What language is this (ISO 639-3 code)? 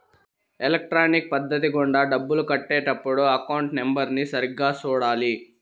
tel